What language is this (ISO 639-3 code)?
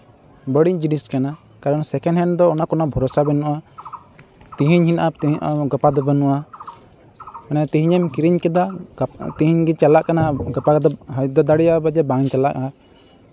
sat